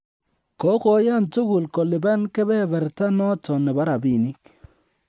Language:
Kalenjin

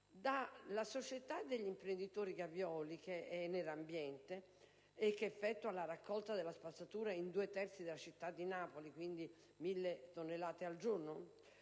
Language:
Italian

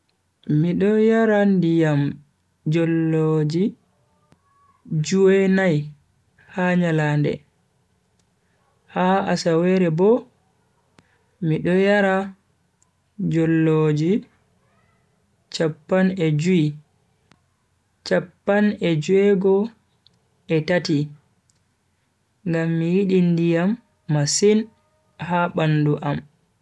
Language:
Bagirmi Fulfulde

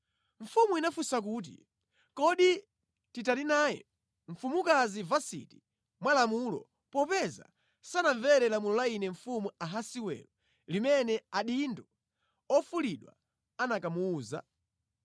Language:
Nyanja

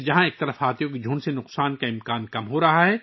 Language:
Urdu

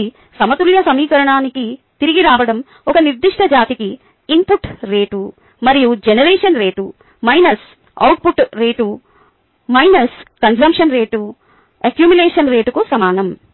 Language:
Telugu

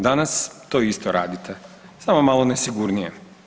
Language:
Croatian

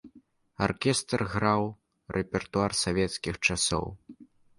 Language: Belarusian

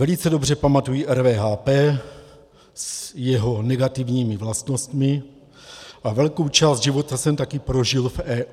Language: Czech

